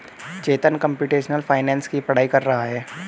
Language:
Hindi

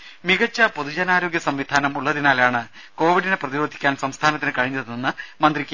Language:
Malayalam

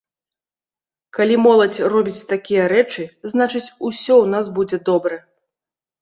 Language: Belarusian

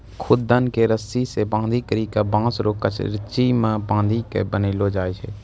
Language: Maithili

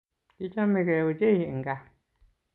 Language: Kalenjin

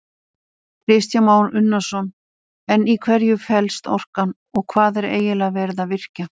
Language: Icelandic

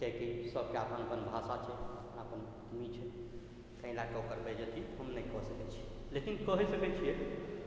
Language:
Maithili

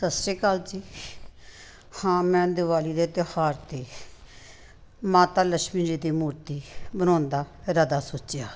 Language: Punjabi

